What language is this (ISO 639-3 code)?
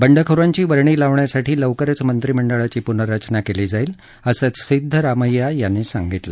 mar